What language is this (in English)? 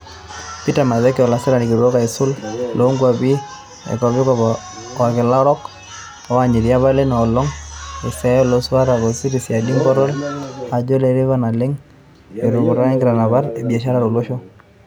Masai